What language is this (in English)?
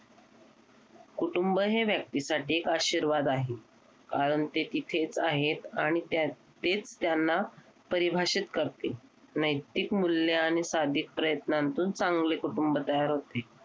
Marathi